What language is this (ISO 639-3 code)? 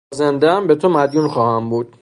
fas